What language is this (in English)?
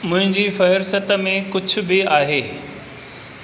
Sindhi